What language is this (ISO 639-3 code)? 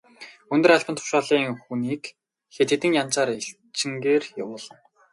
mon